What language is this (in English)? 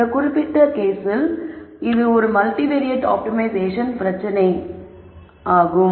Tamil